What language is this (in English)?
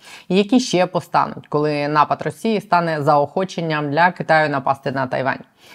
Ukrainian